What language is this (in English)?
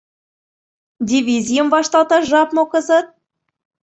Mari